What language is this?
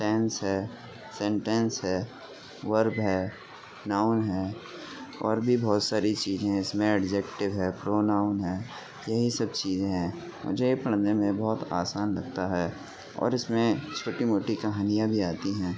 Urdu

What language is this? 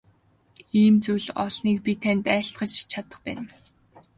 Mongolian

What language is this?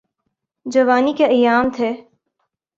Urdu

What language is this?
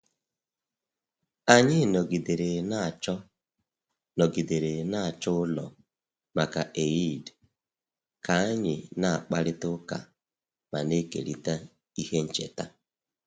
Igbo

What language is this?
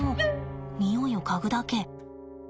Japanese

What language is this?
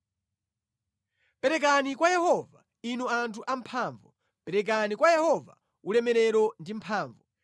Nyanja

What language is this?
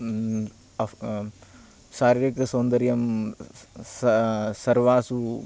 Sanskrit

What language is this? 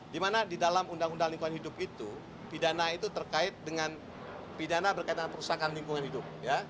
Indonesian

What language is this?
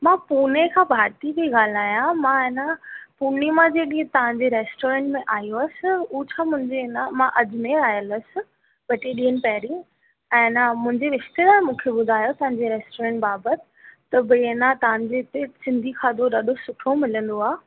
Sindhi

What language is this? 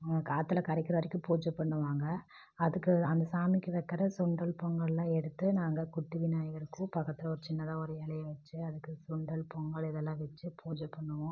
Tamil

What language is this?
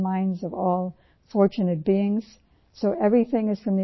Urdu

